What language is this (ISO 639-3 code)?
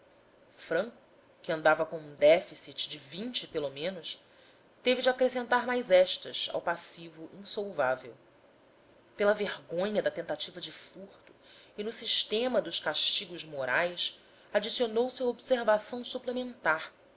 por